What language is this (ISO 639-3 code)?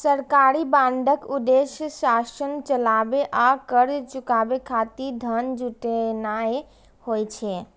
mai